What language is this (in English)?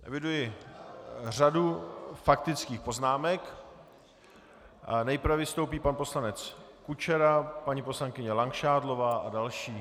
Czech